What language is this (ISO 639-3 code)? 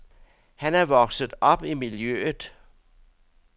dan